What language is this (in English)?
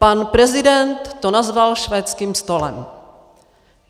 Czech